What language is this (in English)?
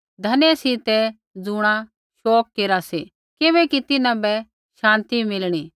Kullu Pahari